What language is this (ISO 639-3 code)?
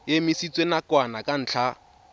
tsn